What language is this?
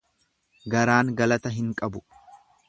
Oromo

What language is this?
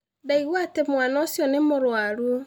Kikuyu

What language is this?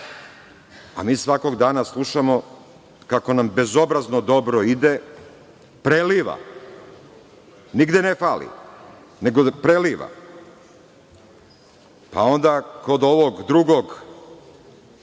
Serbian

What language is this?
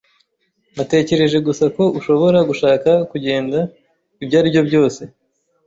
Kinyarwanda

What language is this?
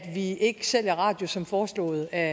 Danish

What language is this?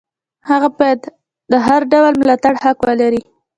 Pashto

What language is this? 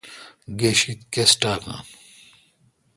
Kalkoti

